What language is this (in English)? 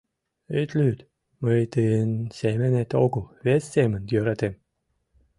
Mari